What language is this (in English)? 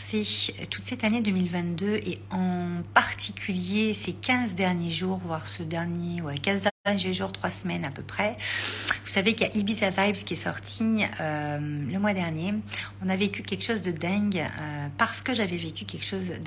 French